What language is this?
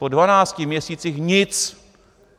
Czech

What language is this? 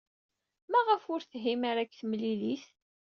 Kabyle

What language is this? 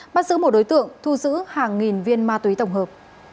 Vietnamese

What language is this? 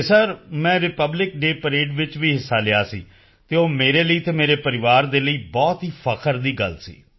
Punjabi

